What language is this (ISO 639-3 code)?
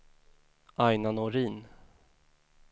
swe